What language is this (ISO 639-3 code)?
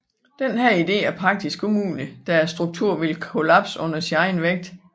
dan